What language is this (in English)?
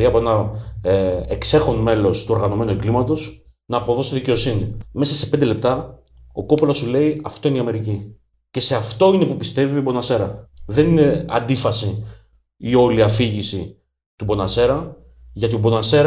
Greek